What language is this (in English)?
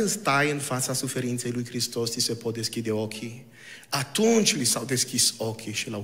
Romanian